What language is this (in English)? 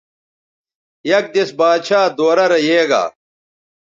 Bateri